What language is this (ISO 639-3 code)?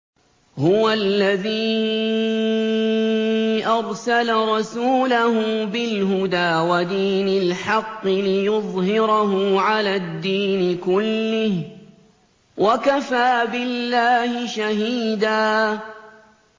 ara